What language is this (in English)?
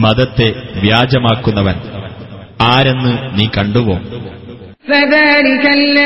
Malayalam